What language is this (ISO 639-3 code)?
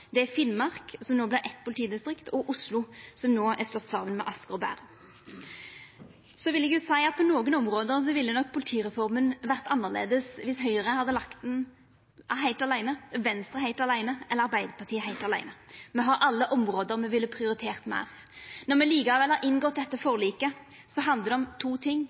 nno